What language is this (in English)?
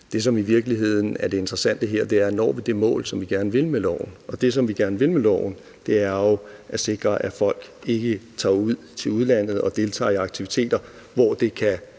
Danish